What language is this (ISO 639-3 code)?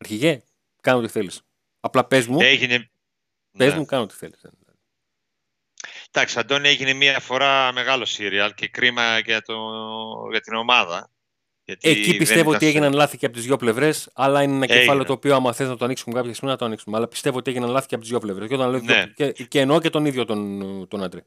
ell